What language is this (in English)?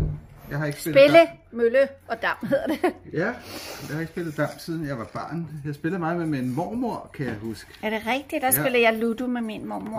Danish